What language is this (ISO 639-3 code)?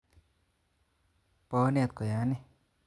kln